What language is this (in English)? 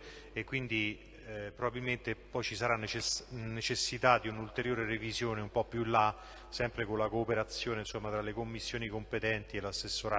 Italian